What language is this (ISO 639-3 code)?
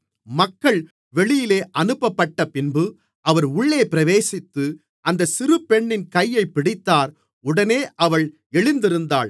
tam